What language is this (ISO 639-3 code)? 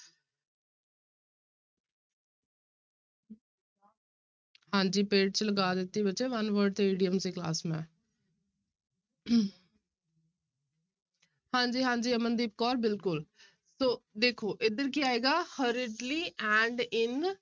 pan